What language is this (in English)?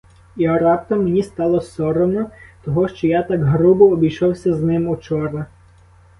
Ukrainian